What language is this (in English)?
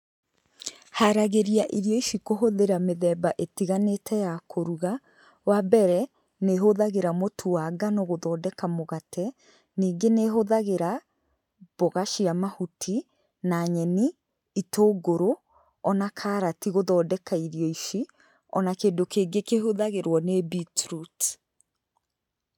Kikuyu